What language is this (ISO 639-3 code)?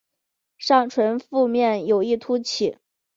zho